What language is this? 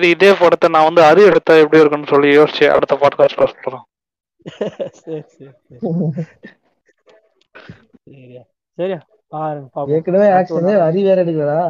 Tamil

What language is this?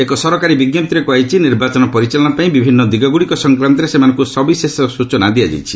Odia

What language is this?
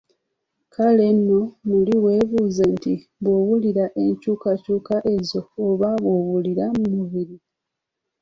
Ganda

